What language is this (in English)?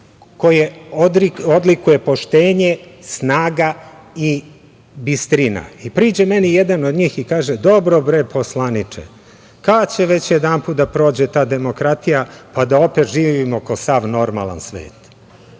Serbian